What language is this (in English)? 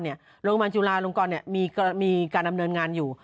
Thai